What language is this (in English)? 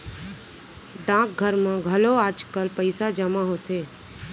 Chhattisgarhi